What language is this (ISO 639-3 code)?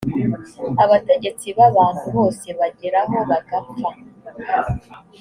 kin